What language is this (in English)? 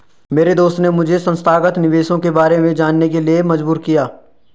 Hindi